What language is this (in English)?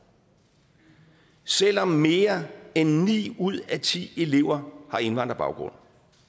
Danish